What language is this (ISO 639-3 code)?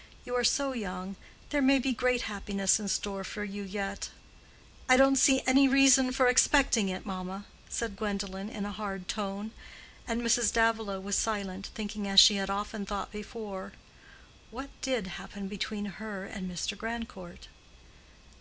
eng